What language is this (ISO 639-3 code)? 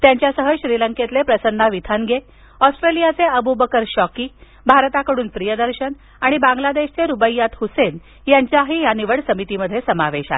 mar